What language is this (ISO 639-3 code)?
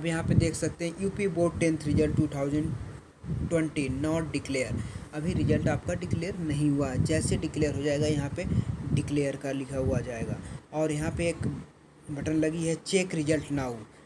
hin